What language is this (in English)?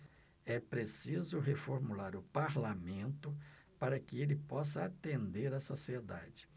Portuguese